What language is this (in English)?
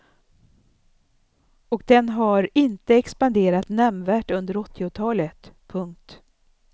Swedish